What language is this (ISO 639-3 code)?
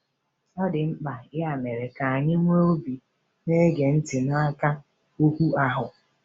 ibo